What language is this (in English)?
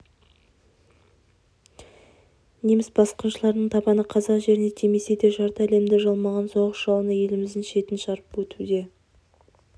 Kazakh